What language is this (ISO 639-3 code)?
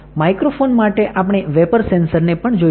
guj